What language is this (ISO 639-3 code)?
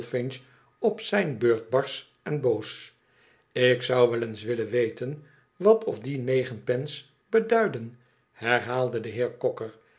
nld